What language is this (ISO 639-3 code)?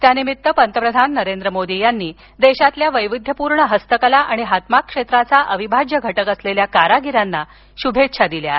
mar